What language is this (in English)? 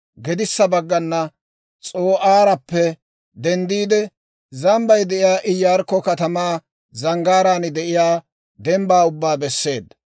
Dawro